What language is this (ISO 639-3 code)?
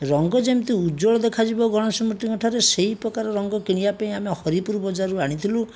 ori